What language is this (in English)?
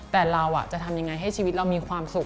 Thai